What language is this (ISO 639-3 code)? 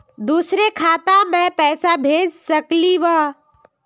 mag